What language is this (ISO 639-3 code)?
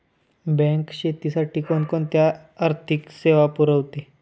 mar